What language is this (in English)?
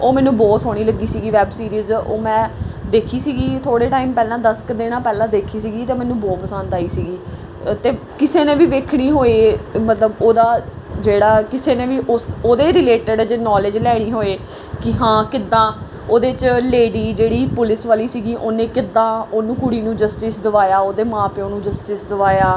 Punjabi